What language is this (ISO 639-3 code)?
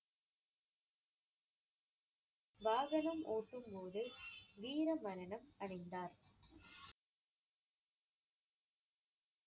tam